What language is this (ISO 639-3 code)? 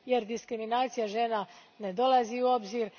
hrv